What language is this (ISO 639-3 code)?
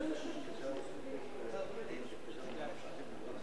heb